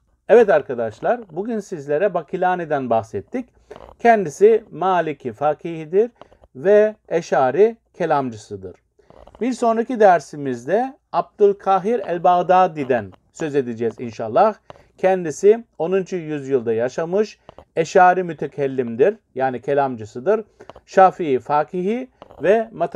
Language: Turkish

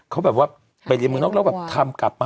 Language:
Thai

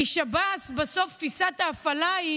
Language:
Hebrew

